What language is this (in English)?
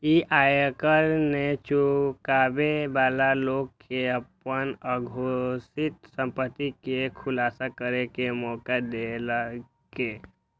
Maithili